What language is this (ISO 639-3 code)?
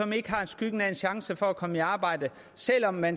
dan